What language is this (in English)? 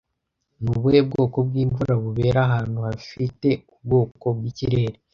Kinyarwanda